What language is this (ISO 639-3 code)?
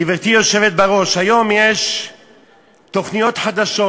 heb